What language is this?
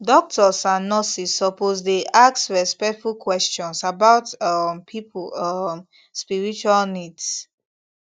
Nigerian Pidgin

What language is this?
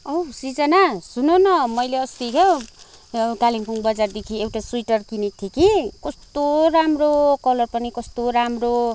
Nepali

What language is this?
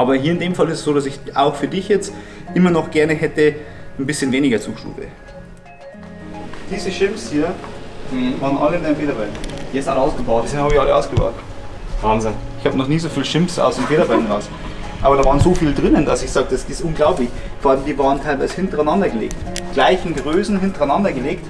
German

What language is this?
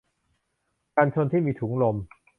Thai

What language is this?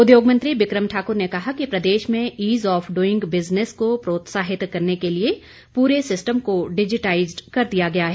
Hindi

